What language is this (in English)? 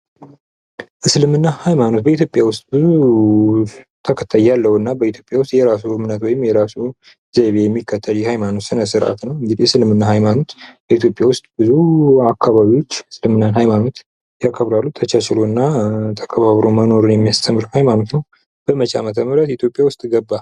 Amharic